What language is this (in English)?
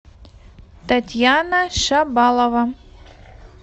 Russian